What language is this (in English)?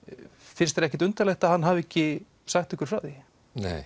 Icelandic